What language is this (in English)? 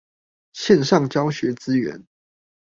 Chinese